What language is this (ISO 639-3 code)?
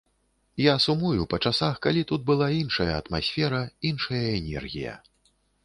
bel